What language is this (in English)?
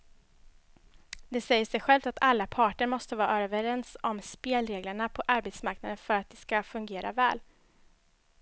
Swedish